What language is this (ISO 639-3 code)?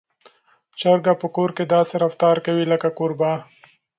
pus